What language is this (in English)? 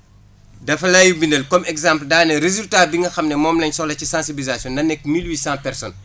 Wolof